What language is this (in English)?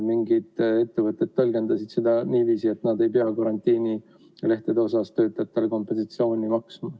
Estonian